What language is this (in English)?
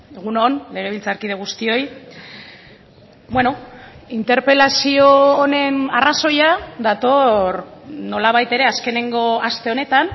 Basque